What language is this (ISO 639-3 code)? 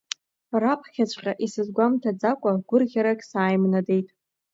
abk